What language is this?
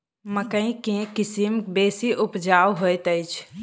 Maithili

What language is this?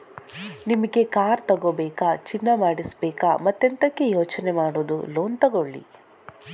Kannada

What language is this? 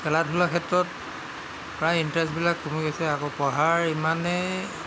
Assamese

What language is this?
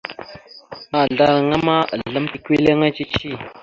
Mada (Cameroon)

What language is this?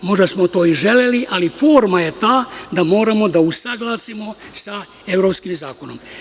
Serbian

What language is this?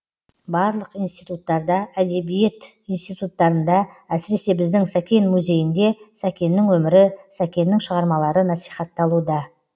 Kazakh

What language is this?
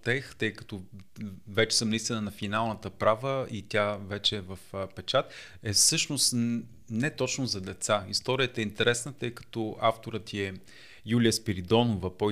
Bulgarian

